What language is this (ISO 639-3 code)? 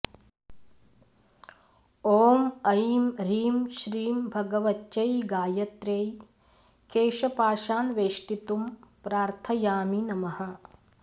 san